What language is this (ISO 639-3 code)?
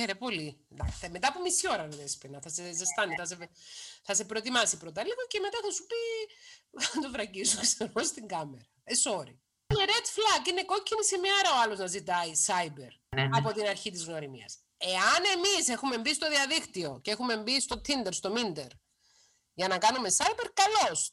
ell